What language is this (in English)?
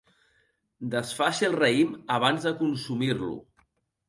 Catalan